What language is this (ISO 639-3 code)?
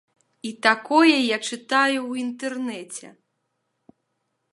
bel